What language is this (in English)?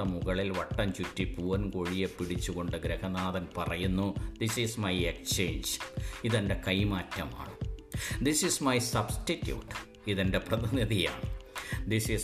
Malayalam